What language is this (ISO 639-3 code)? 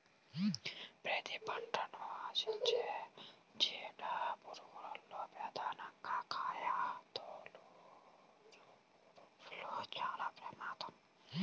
tel